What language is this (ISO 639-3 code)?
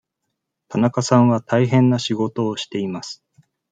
jpn